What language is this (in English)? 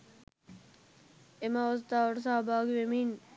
Sinhala